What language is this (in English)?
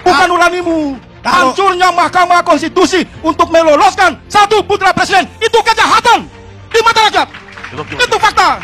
Indonesian